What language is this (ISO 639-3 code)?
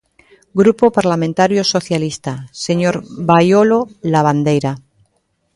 glg